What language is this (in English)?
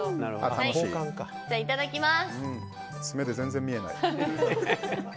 Japanese